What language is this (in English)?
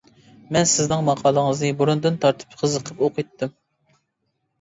Uyghur